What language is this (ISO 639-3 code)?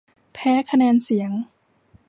tha